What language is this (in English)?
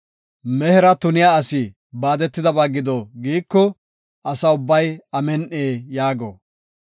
Gofa